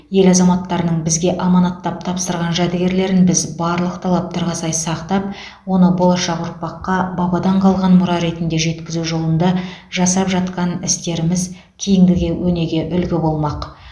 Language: Kazakh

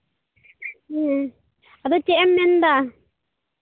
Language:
Santali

